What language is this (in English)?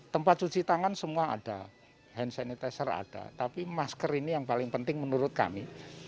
Indonesian